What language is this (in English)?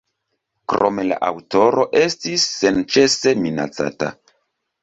Esperanto